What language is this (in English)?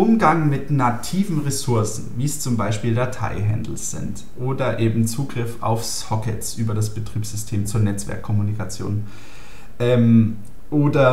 German